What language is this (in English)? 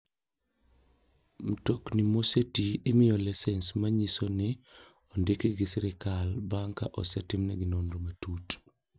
Luo (Kenya and Tanzania)